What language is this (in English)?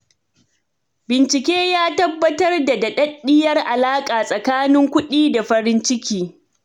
Hausa